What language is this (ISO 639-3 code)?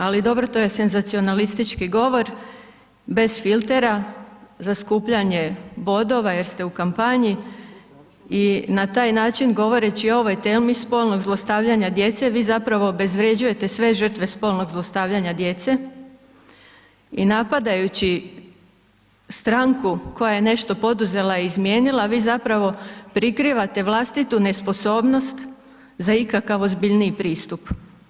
hrv